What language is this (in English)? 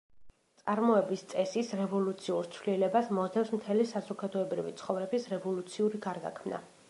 Georgian